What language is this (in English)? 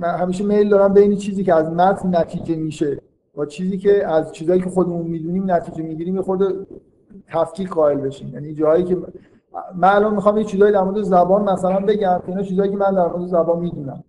Persian